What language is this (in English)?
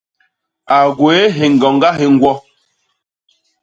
Basaa